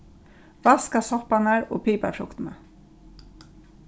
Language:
Faroese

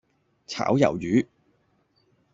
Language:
Cantonese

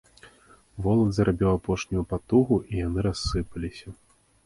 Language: Belarusian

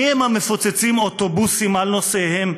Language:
Hebrew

